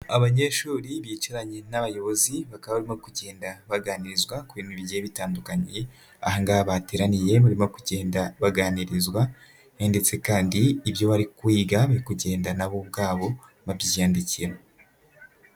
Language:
Kinyarwanda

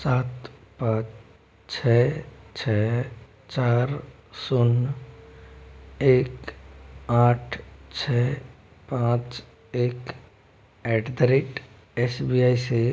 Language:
Hindi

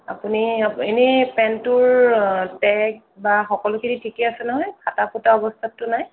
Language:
Assamese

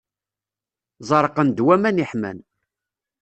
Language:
Kabyle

